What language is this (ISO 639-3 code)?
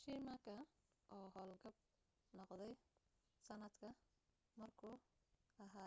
som